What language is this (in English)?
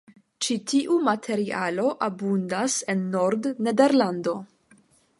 Esperanto